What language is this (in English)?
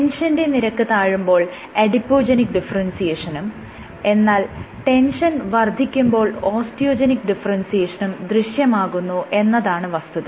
Malayalam